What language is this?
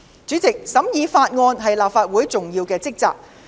Cantonese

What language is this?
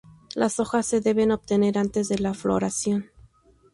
Spanish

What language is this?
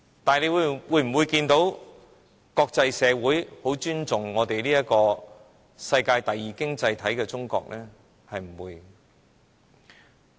Cantonese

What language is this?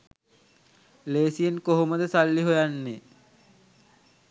Sinhala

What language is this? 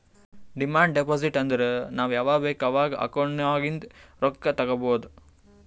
Kannada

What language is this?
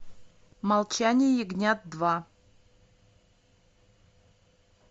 Russian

